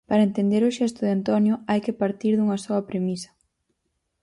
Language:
Galician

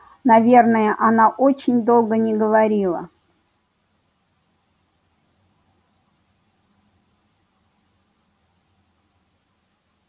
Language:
Russian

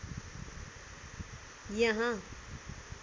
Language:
Nepali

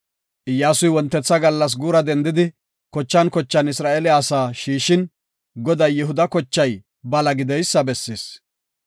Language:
Gofa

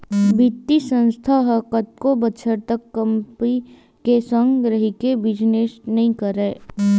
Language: Chhattisgarhi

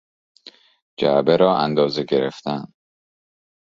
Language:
Persian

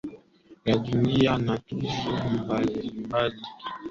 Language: Swahili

